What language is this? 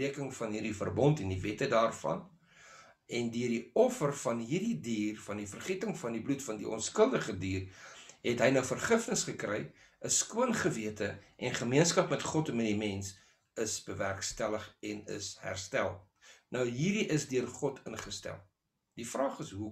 Dutch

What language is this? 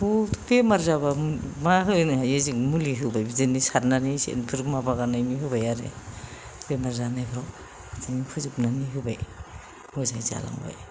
Bodo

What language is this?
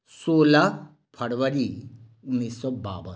Maithili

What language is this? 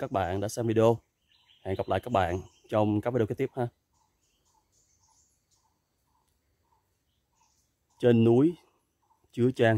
Vietnamese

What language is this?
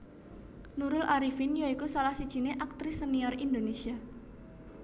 Javanese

